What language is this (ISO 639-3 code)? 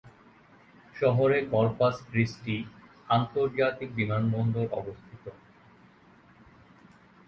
ben